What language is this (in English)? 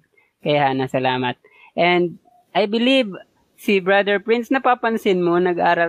Filipino